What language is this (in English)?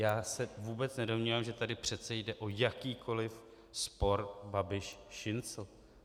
Czech